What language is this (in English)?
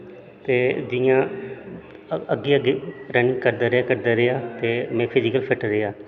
Dogri